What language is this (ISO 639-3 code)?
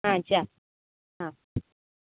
guj